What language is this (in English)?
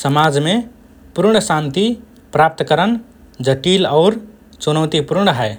Rana Tharu